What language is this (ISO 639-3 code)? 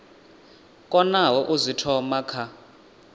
ven